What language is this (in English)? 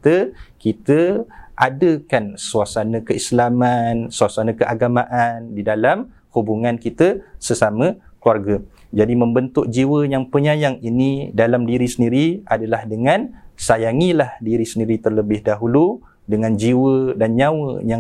Malay